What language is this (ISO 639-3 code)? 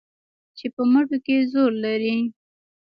pus